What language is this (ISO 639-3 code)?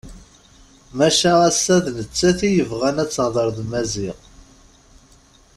kab